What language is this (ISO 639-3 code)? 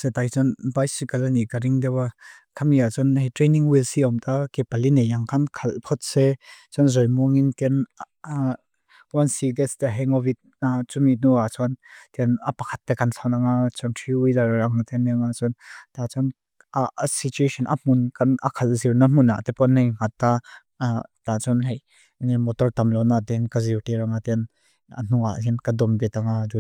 lus